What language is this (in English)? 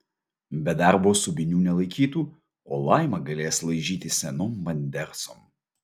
Lithuanian